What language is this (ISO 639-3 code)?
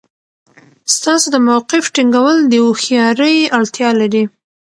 pus